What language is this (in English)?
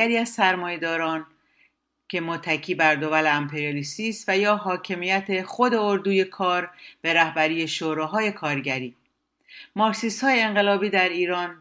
Persian